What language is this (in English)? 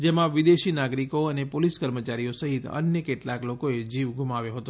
Gujarati